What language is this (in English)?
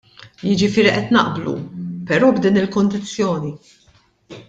Maltese